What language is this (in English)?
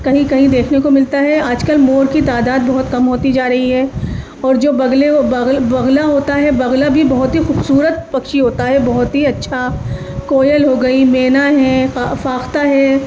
Urdu